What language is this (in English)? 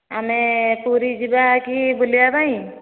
Odia